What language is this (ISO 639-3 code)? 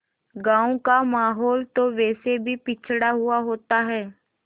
hin